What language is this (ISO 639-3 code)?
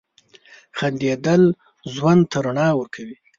pus